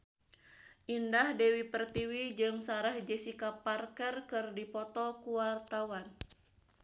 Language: Sundanese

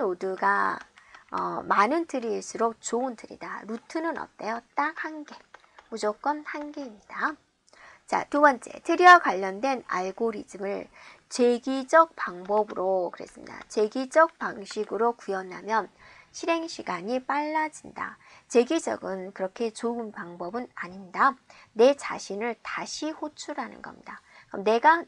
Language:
Korean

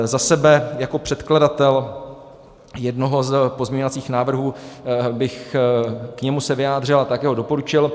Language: Czech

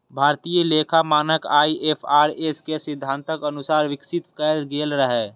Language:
Maithili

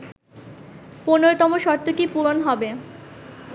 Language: Bangla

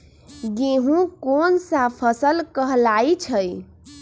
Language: Magahi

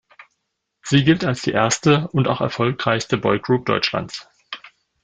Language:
German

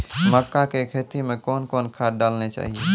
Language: Maithili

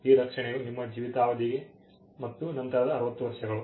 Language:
Kannada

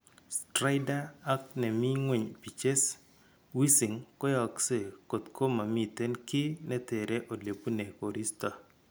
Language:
Kalenjin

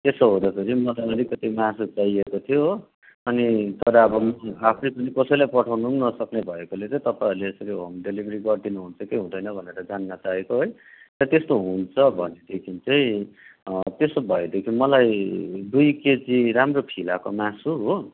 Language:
Nepali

